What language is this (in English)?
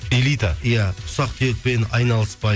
Kazakh